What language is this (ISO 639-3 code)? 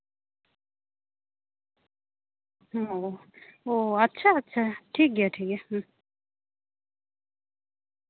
sat